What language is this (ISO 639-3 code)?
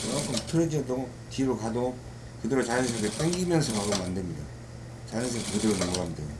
kor